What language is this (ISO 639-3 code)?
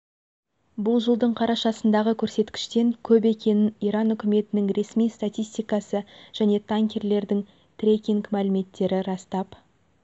kaz